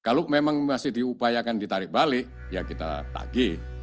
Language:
Indonesian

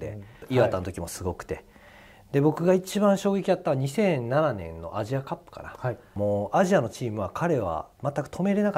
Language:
Japanese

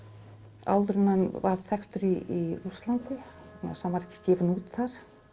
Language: Icelandic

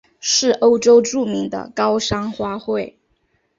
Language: Chinese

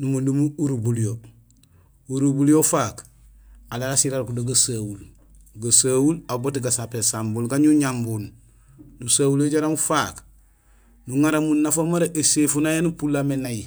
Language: Gusilay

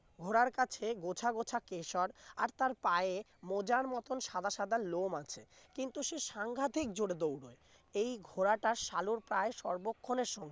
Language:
Bangla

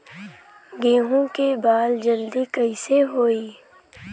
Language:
Bhojpuri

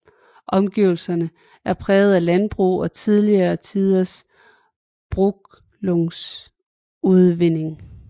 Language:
Danish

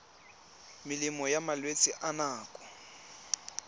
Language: Tswana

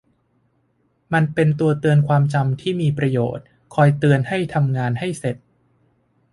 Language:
Thai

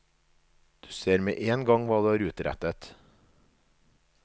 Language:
Norwegian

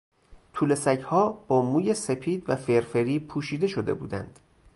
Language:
Persian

